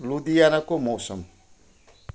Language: Nepali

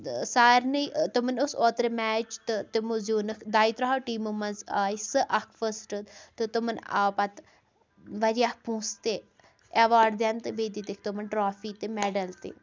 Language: Kashmiri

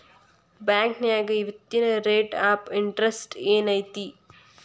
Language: Kannada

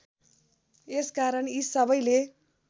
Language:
Nepali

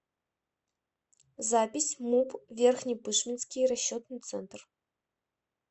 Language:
Russian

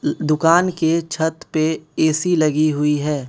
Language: Hindi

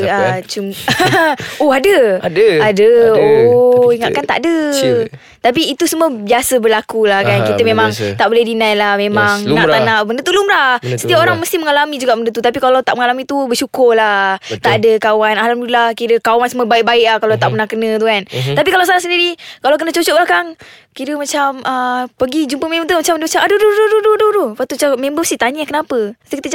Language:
Malay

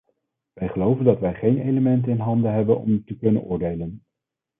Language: Dutch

